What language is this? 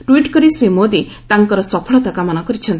Odia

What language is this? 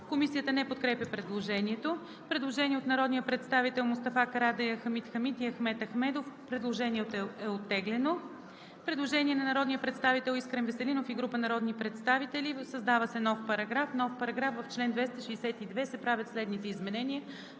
Bulgarian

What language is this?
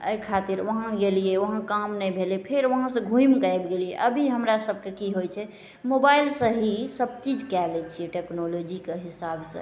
Maithili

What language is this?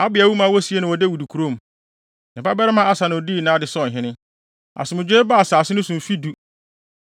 Akan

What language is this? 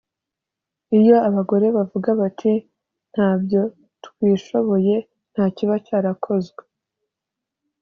Kinyarwanda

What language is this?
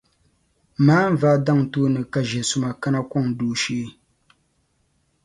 Dagbani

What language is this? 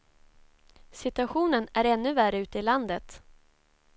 Swedish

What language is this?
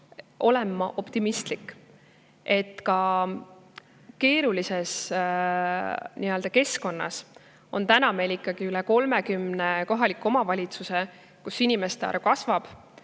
Estonian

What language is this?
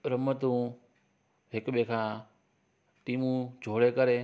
Sindhi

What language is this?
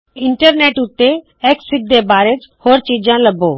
Punjabi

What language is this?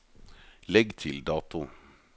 Norwegian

